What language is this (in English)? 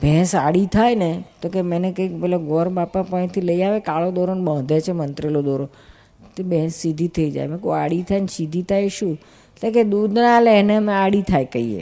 Gujarati